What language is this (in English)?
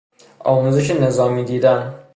Persian